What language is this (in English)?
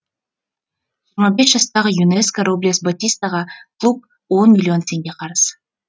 Kazakh